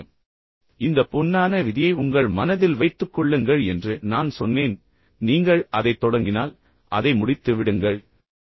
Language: Tamil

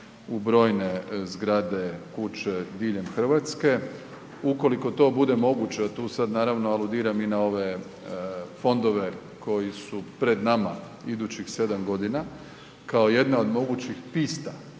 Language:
Croatian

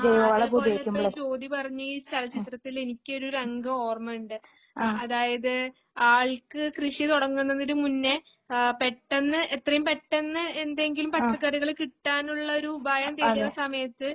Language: Malayalam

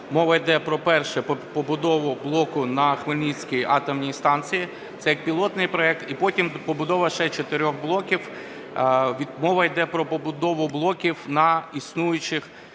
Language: Ukrainian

